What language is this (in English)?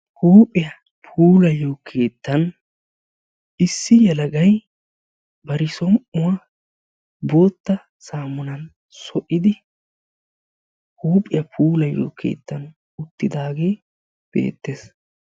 Wolaytta